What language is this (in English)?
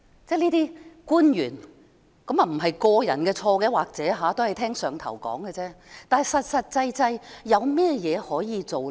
Cantonese